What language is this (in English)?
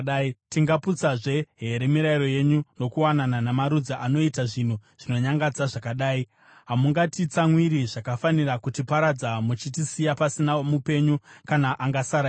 Shona